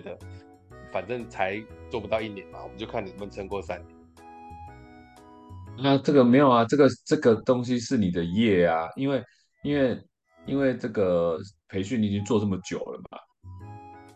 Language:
Chinese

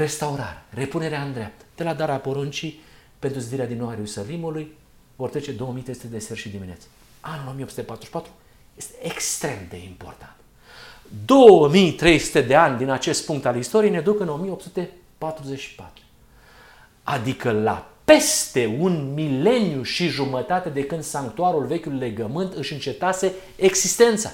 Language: Romanian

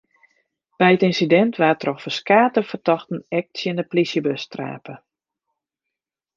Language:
Western Frisian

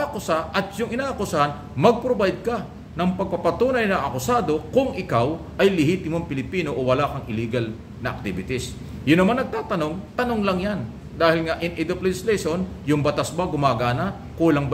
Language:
Filipino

